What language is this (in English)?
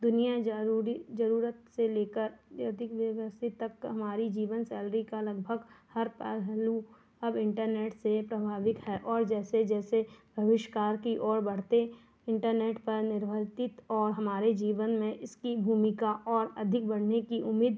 Hindi